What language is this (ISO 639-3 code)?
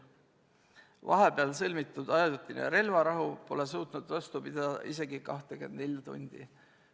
est